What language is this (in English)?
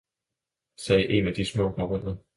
Danish